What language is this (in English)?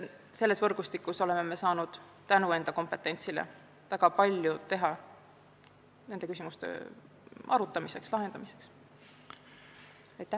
Estonian